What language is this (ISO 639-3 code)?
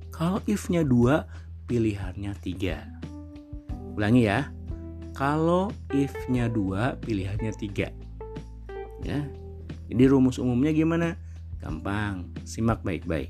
ind